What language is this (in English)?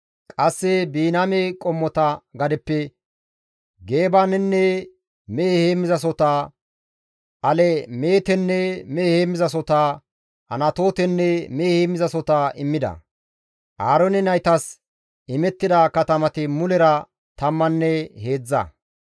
Gamo